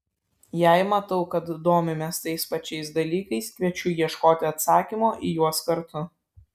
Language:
Lithuanian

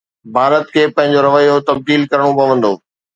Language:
Sindhi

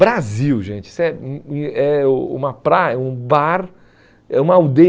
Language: Portuguese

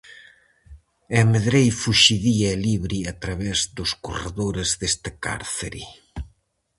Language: Galician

